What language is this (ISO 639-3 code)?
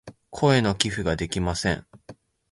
jpn